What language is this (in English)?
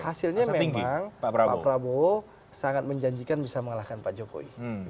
Indonesian